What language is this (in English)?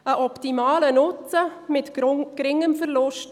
Swiss German